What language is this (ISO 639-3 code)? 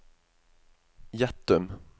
nor